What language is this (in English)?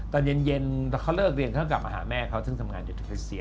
Thai